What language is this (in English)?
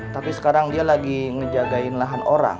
Indonesian